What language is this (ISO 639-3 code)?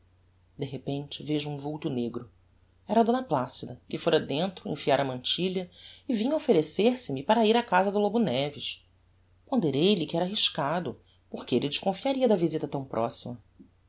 por